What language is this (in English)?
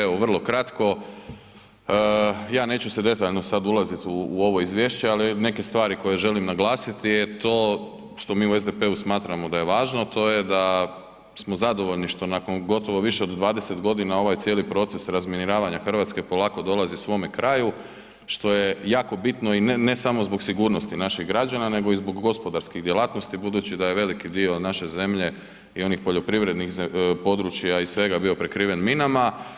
Croatian